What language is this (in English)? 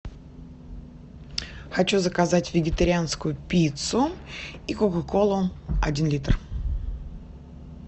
Russian